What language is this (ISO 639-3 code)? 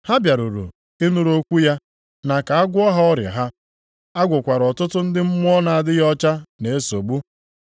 ibo